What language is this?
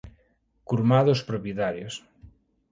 Galician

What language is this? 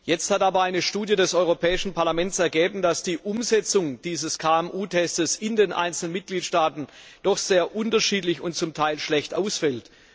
German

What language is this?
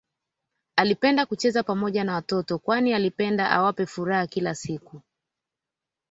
Swahili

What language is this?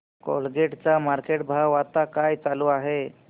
Marathi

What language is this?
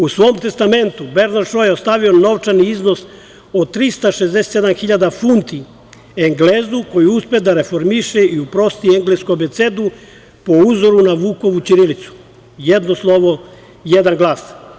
Serbian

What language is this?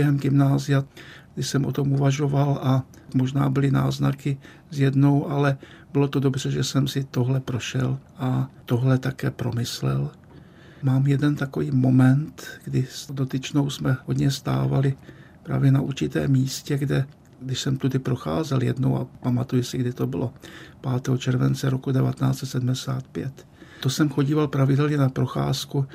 Czech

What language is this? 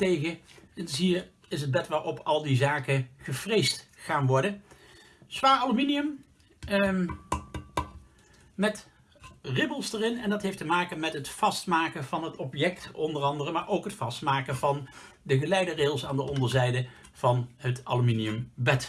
Dutch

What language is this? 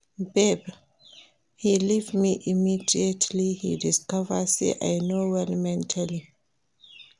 Nigerian Pidgin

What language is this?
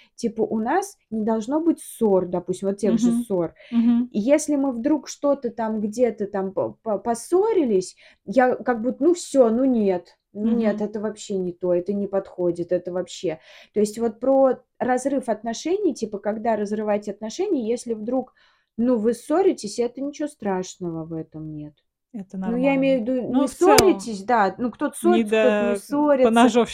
Russian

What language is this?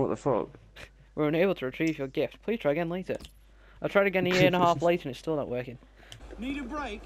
English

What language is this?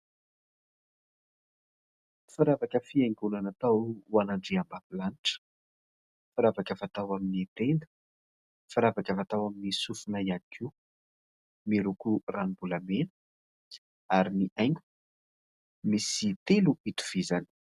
Malagasy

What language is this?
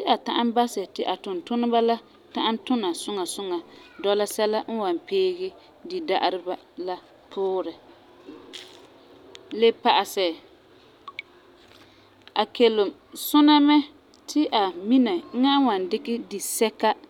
Frafra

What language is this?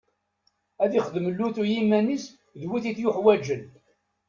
Kabyle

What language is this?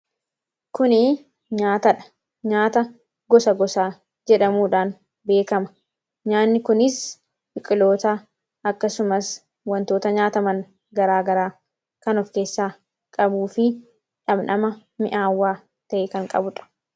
Oromo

